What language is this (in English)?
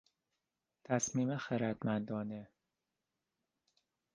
Persian